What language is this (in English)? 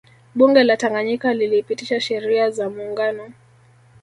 Swahili